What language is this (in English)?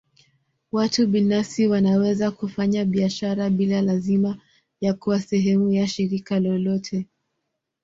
Swahili